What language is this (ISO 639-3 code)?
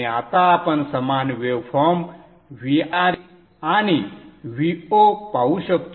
mar